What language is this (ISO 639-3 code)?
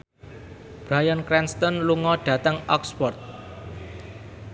jav